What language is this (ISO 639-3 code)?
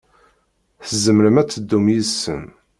kab